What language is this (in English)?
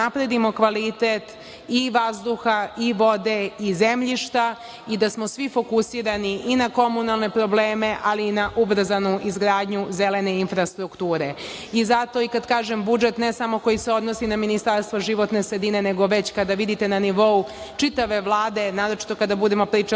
Serbian